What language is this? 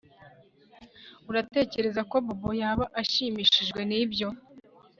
Kinyarwanda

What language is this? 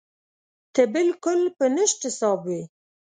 Pashto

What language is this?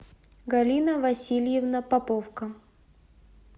Russian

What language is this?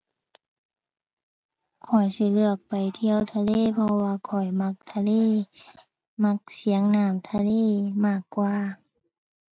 Thai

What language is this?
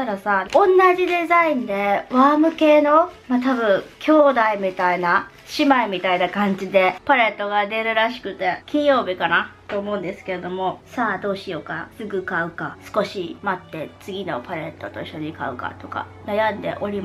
Japanese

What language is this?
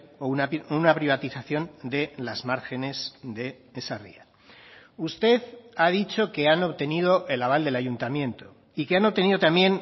Spanish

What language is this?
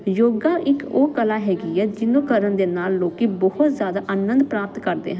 Punjabi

